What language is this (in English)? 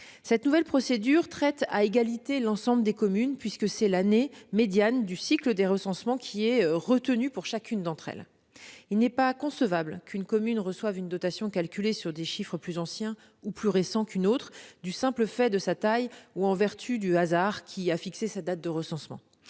French